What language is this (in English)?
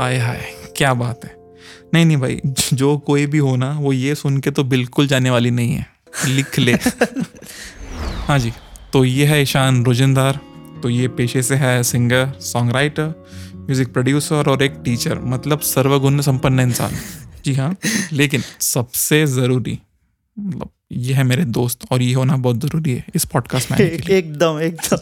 Hindi